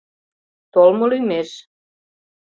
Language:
Mari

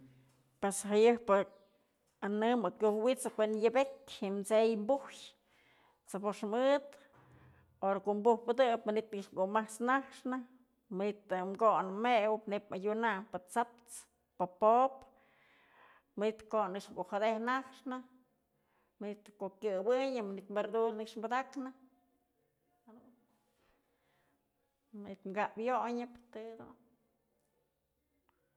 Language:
Mazatlán Mixe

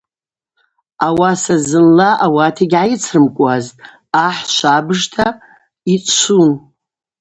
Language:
Abaza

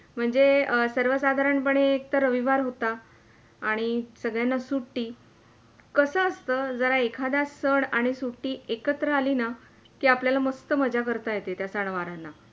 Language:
Marathi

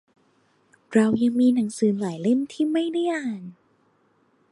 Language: Thai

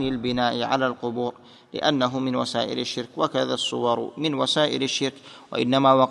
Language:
Arabic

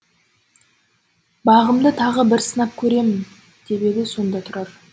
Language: Kazakh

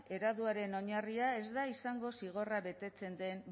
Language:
Basque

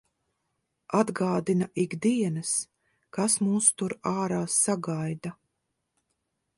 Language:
Latvian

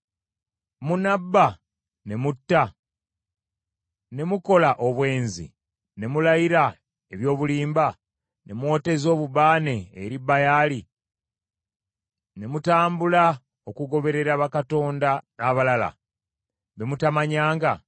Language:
Ganda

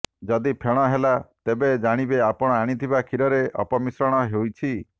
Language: Odia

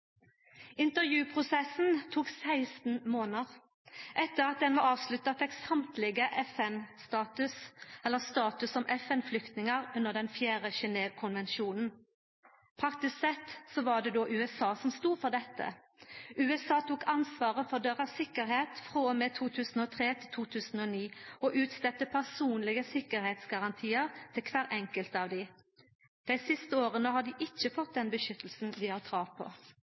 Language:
Norwegian Nynorsk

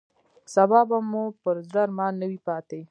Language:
Pashto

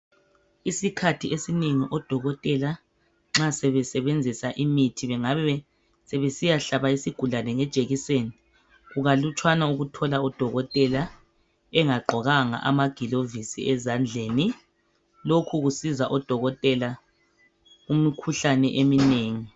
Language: North Ndebele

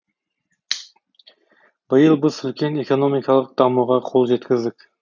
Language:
Kazakh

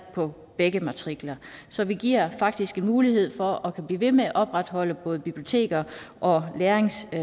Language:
Danish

